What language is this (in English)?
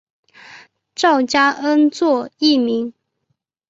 Chinese